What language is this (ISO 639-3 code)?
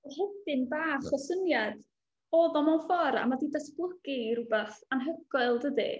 cym